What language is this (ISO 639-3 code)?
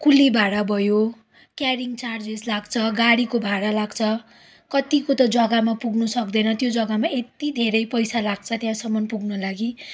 nep